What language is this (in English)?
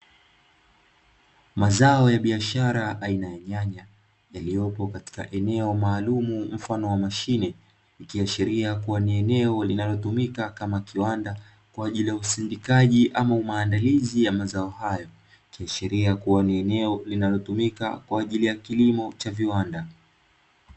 Swahili